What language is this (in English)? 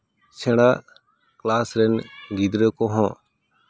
Santali